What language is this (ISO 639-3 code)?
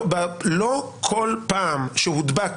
heb